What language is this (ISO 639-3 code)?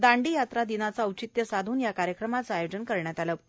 mar